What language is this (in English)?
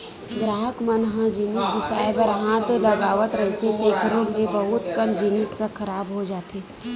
Chhattisgarhi